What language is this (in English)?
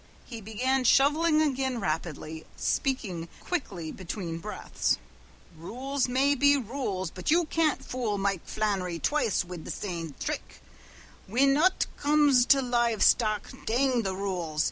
English